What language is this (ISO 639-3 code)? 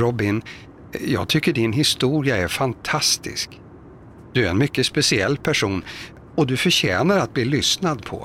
swe